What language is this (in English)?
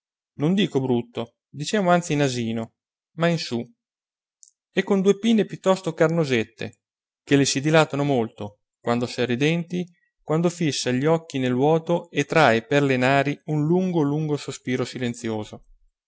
Italian